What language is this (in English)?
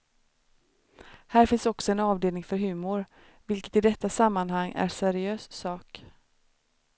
Swedish